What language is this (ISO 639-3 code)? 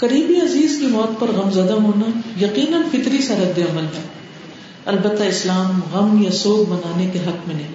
urd